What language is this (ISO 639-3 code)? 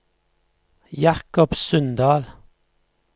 nor